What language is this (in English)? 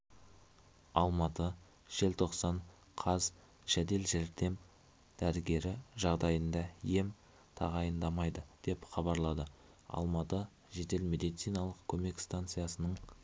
Kazakh